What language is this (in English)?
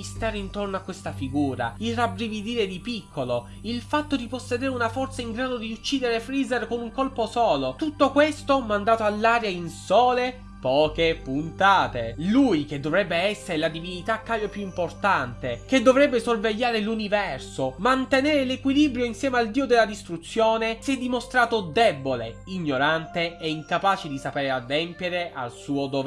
Italian